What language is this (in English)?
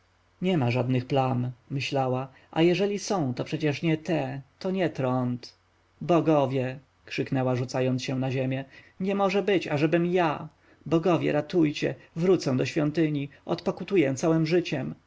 Polish